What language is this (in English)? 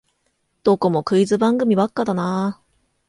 Japanese